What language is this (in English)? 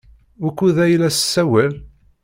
Kabyle